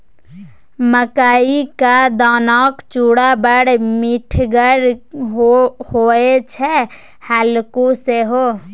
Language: Maithili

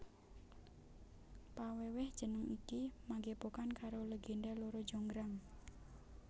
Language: Javanese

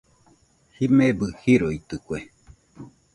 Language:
Nüpode Huitoto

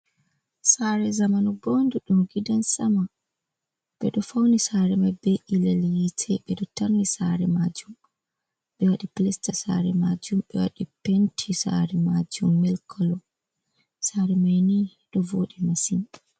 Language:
Fula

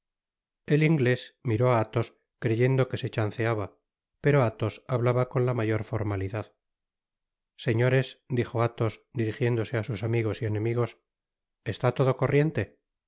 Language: Spanish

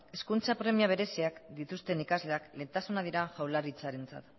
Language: Basque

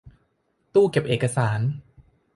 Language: Thai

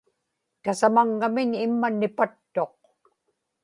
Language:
Inupiaq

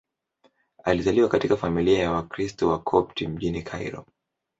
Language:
Swahili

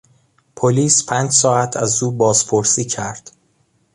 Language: Persian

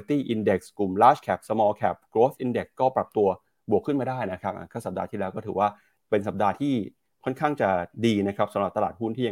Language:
Thai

